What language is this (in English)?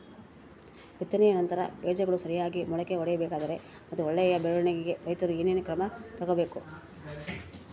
Kannada